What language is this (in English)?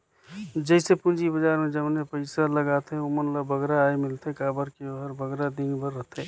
Chhattisgarhi